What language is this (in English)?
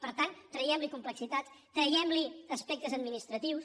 Catalan